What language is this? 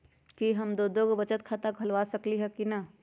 Magahi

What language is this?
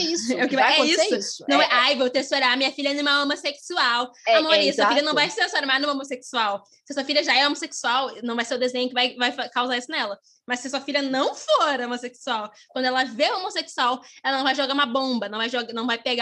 Portuguese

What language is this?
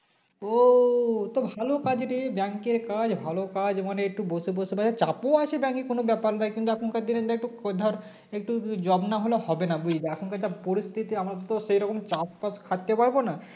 Bangla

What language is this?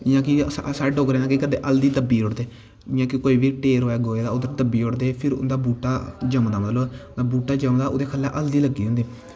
Dogri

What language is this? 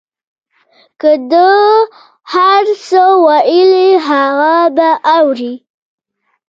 Pashto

